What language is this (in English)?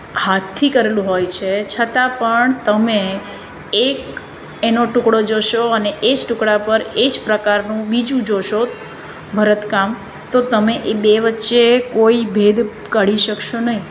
Gujarati